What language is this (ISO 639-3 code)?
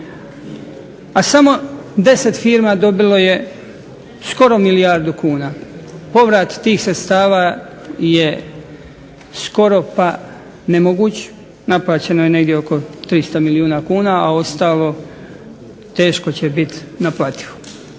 hrv